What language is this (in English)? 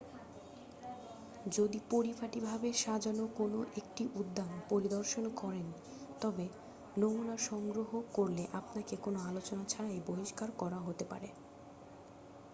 Bangla